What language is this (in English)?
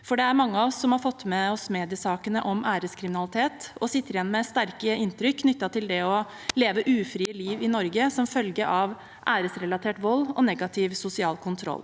Norwegian